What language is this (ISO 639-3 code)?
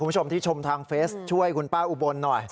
tha